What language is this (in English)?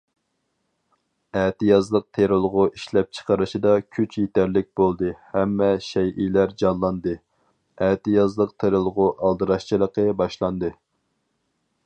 Uyghur